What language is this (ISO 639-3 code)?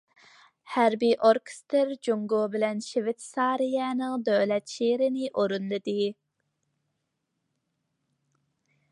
uig